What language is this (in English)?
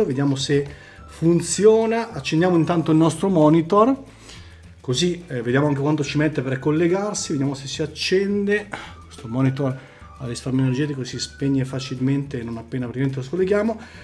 Italian